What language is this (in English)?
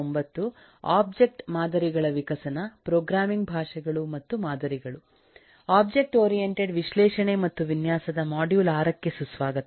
Kannada